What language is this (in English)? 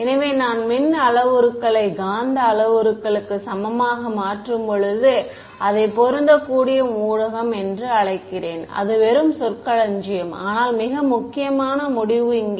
Tamil